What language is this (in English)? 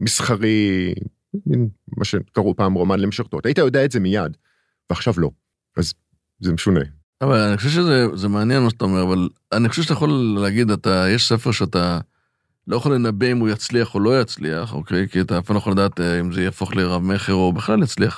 Hebrew